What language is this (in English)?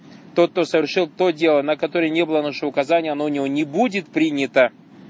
Russian